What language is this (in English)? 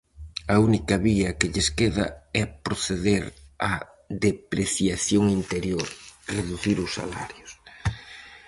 Galician